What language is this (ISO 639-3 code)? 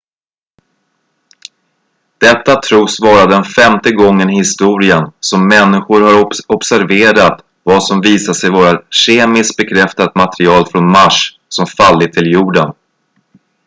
swe